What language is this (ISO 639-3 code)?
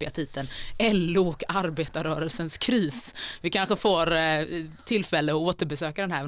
swe